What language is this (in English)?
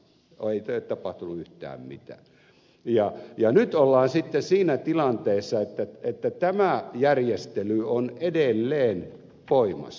Finnish